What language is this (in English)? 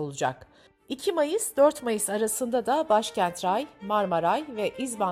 Turkish